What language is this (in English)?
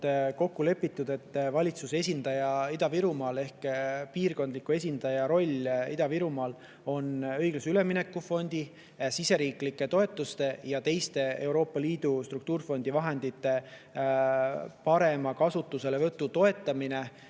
Estonian